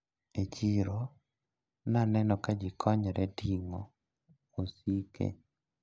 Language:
Luo (Kenya and Tanzania)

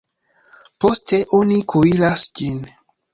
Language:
Esperanto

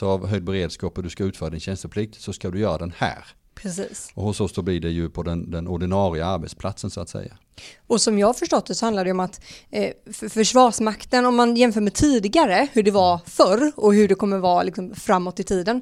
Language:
Swedish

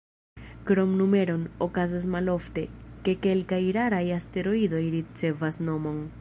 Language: Esperanto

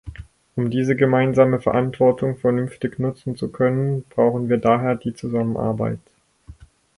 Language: German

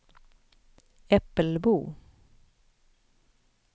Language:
Swedish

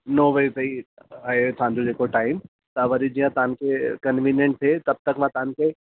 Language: Sindhi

